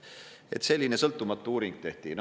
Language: Estonian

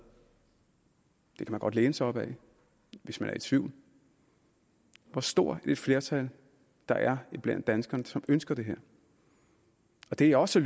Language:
Danish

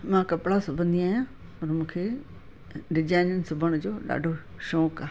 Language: Sindhi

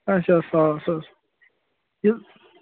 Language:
Kashmiri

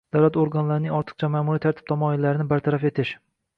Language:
Uzbek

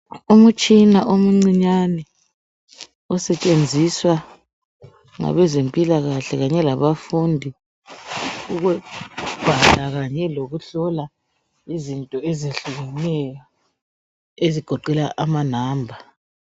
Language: North Ndebele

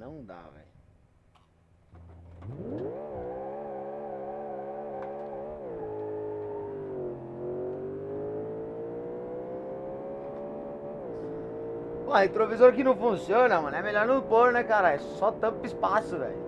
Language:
Portuguese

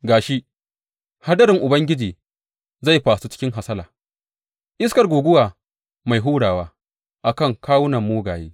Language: Hausa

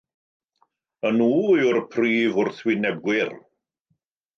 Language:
Welsh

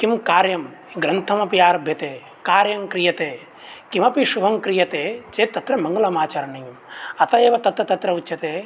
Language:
Sanskrit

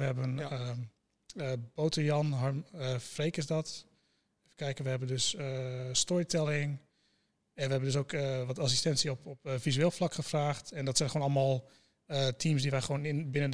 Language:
Dutch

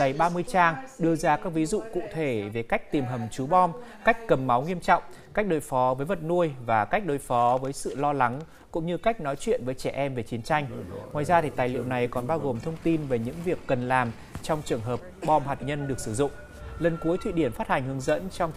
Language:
Vietnamese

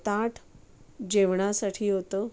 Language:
Marathi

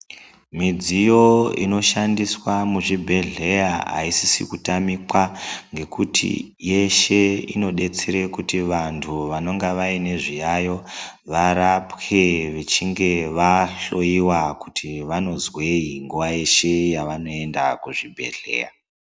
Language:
Ndau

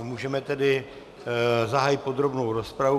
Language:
Czech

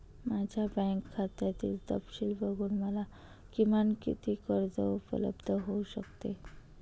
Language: Marathi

